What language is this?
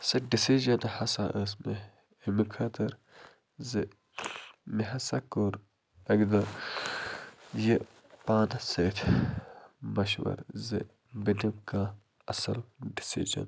Kashmiri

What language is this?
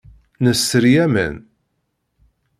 Kabyle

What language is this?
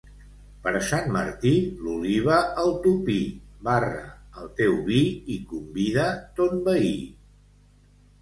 Catalan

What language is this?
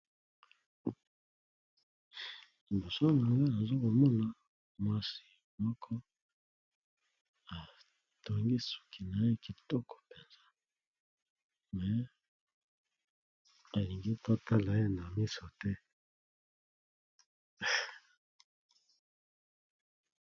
Lingala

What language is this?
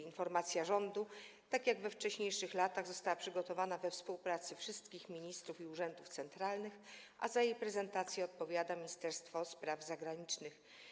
Polish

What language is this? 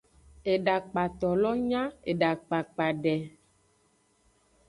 Aja (Benin)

